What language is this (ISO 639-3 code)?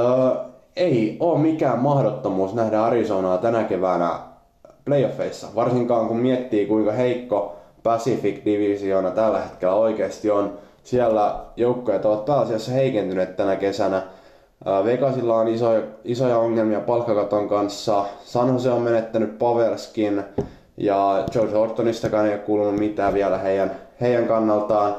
fin